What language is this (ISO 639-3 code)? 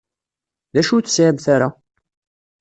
kab